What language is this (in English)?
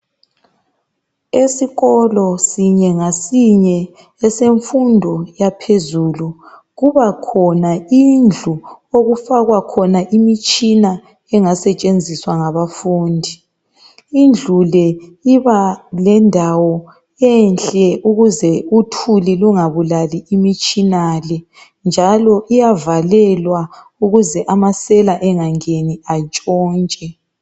North Ndebele